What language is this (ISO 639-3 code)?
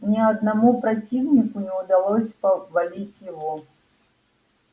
rus